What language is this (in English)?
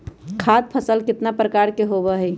Magahi